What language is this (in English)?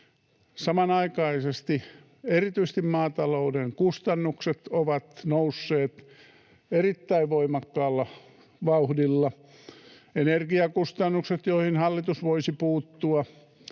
Finnish